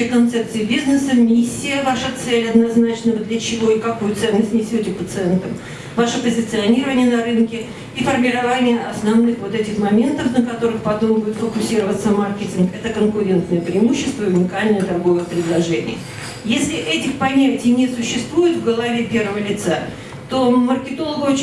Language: Russian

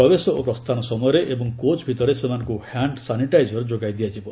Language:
Odia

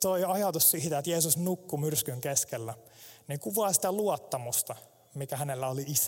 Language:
Finnish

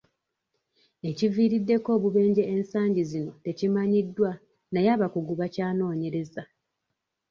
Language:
Ganda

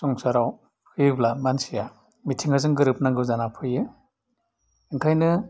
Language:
Bodo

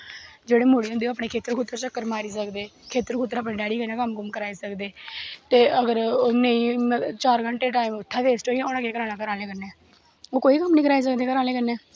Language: Dogri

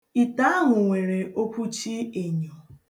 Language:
Igbo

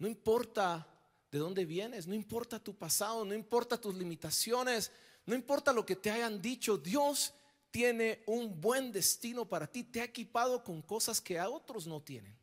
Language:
Spanish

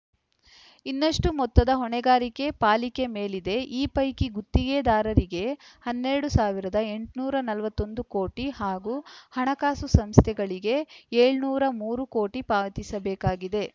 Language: Kannada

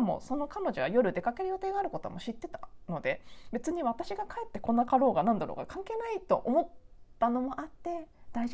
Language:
Japanese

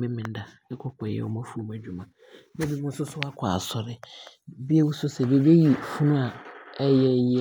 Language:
Abron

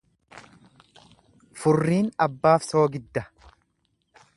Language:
Oromo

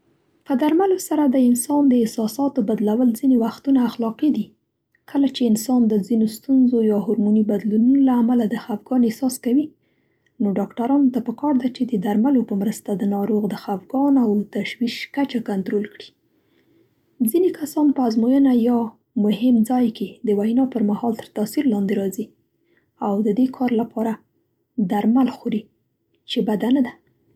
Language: Central Pashto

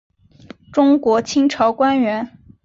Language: Chinese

